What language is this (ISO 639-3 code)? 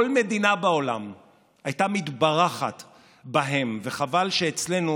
heb